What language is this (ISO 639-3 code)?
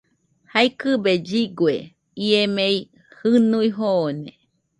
hux